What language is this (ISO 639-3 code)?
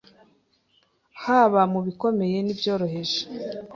kin